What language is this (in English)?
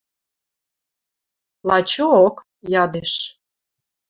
Western Mari